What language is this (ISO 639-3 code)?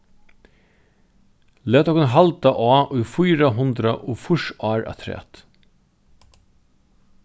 fao